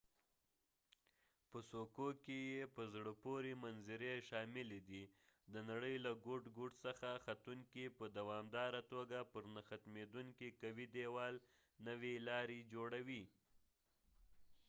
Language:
Pashto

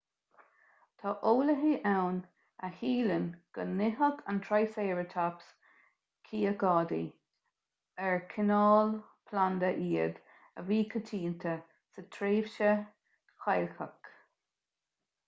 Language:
Irish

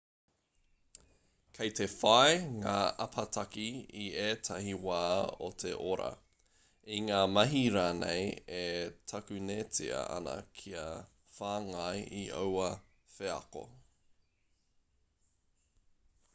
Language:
Māori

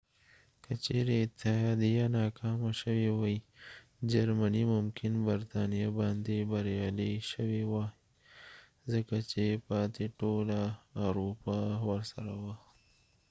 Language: Pashto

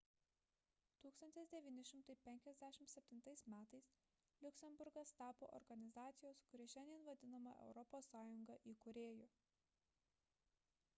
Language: Lithuanian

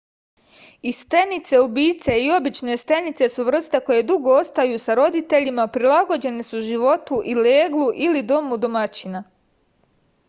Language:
Serbian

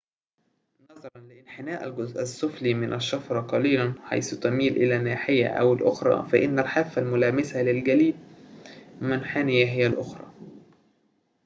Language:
Arabic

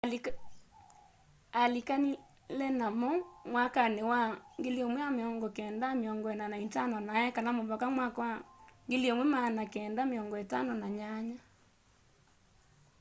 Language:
Kamba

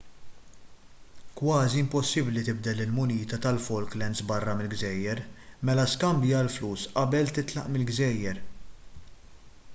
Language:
Maltese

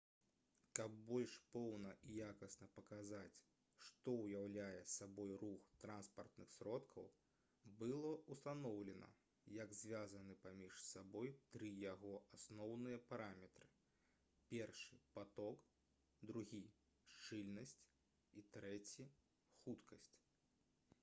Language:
Belarusian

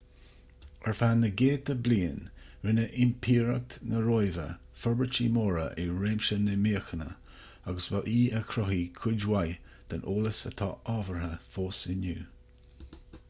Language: Irish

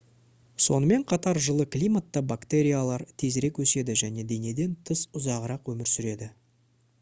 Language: Kazakh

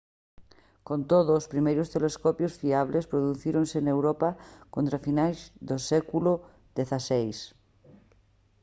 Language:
Galician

